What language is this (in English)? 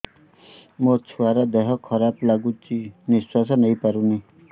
Odia